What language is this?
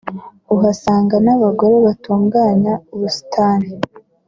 Kinyarwanda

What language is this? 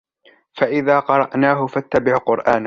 Arabic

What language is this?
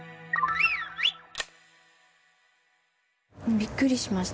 Japanese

